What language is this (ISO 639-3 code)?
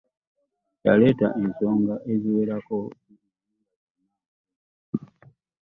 lug